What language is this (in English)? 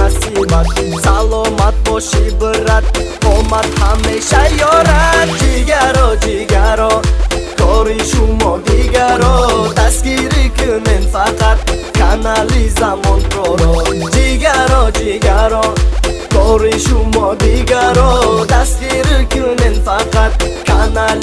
Turkish